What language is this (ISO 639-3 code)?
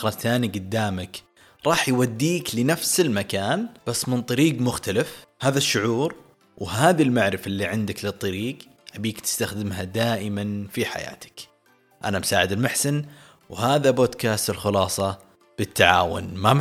ara